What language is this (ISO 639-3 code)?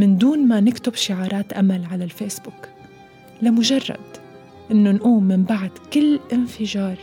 ara